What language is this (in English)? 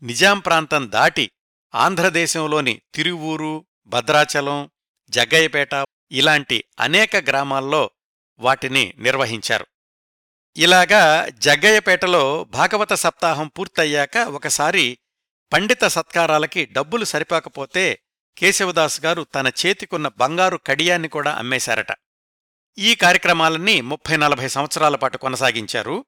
Telugu